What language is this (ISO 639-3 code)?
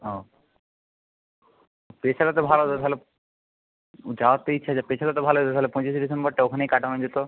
ben